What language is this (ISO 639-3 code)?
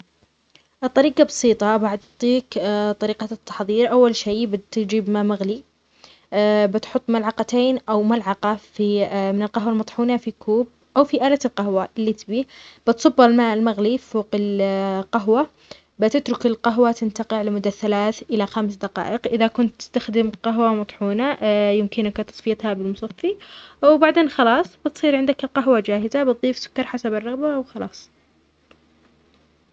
acx